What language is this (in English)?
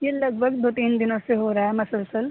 Urdu